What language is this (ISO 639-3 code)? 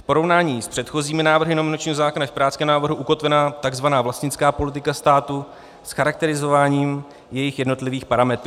ces